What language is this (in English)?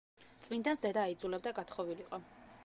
Georgian